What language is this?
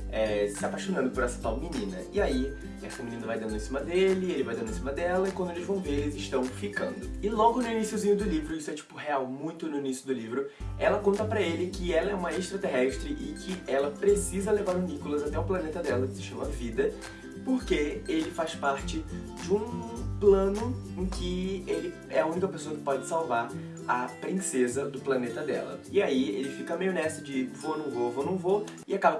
Portuguese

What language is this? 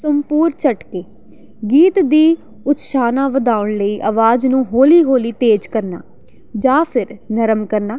Punjabi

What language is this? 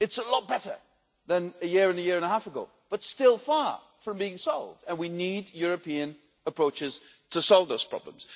English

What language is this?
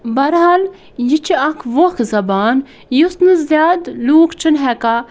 Kashmiri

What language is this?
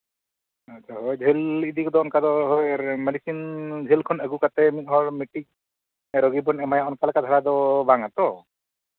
Santali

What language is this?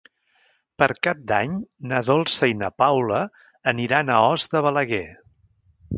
Catalan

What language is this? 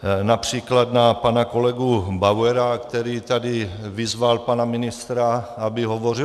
Czech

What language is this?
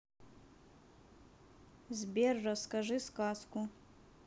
Russian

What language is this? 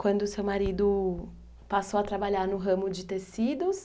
Portuguese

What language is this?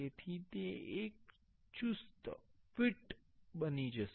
Gujarati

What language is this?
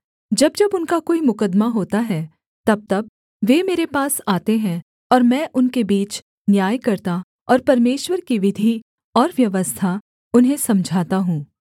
Hindi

